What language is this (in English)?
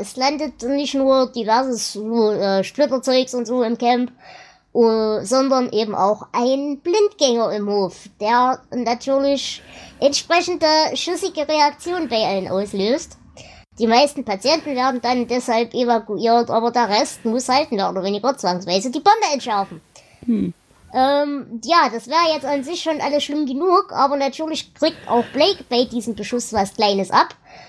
German